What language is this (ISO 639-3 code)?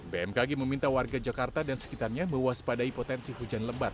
ind